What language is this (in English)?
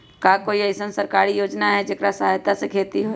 Magahi